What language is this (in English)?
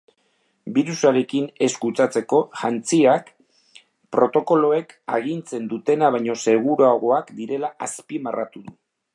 Basque